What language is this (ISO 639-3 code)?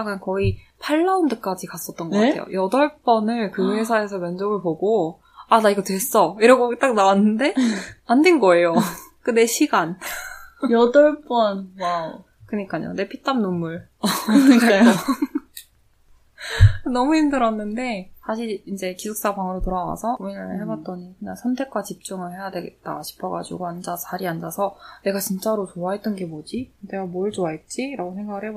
kor